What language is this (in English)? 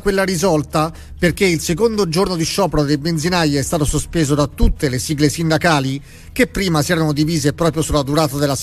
Italian